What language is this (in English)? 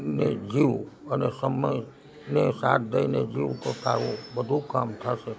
Gujarati